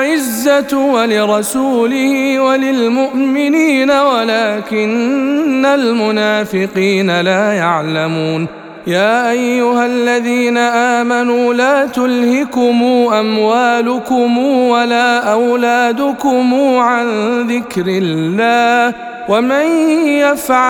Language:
Arabic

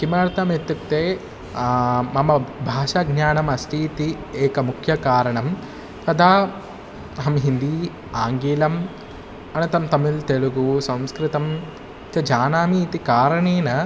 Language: Sanskrit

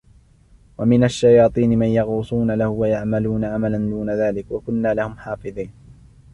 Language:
Arabic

